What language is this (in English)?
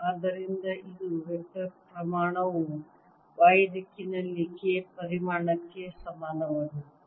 Kannada